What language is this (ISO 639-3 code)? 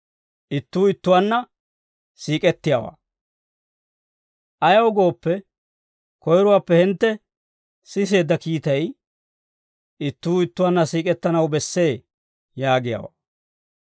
dwr